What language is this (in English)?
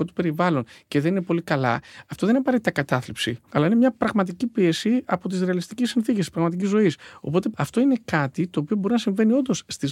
Greek